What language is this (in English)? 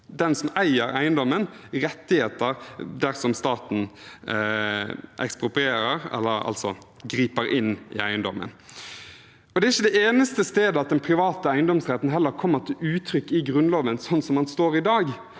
Norwegian